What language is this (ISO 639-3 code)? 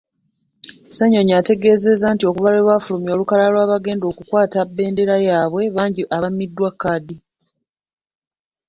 lug